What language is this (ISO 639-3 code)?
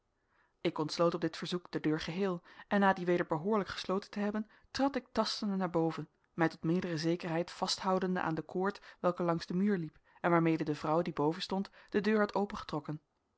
nld